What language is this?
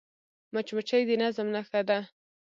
Pashto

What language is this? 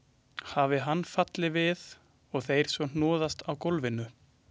Icelandic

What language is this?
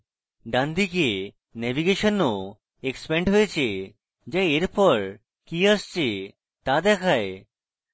Bangla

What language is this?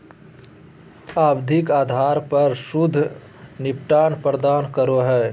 Magahi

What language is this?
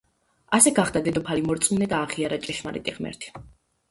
Georgian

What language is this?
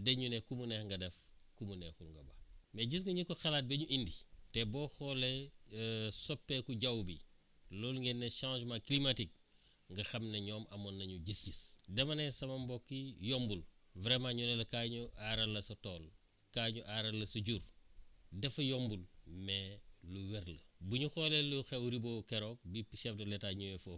Wolof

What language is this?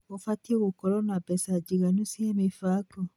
Kikuyu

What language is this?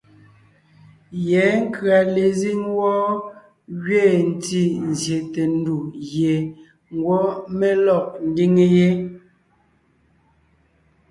Ngiemboon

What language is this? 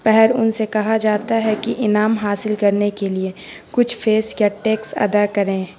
Urdu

